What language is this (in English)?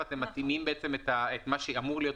Hebrew